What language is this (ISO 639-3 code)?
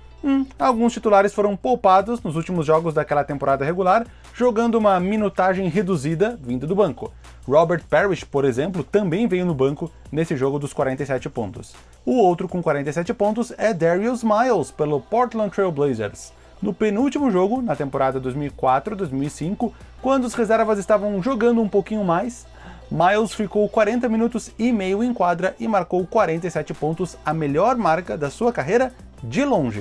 por